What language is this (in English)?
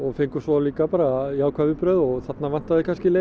Icelandic